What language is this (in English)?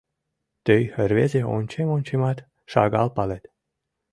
Mari